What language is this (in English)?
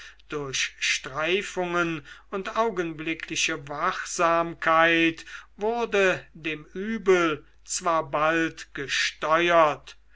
German